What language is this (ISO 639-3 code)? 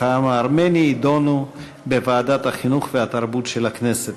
heb